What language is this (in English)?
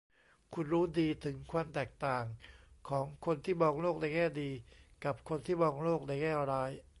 Thai